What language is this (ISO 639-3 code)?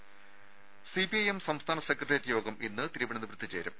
mal